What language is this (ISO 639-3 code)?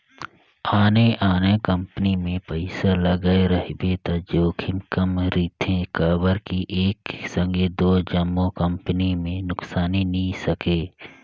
hne